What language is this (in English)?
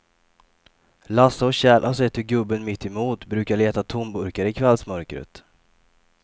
Swedish